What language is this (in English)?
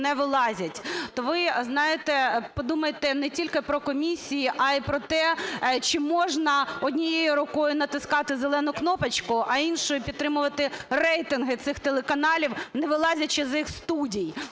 Ukrainian